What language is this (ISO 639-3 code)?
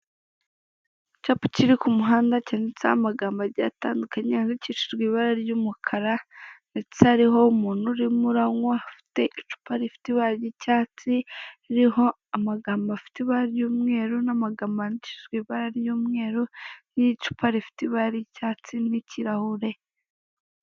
kin